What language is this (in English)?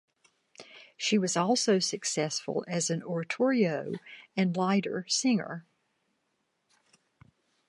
English